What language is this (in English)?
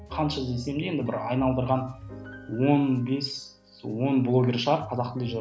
Kazakh